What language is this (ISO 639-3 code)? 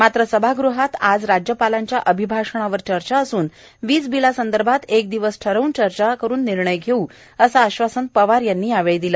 mar